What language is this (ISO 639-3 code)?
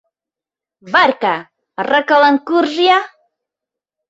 chm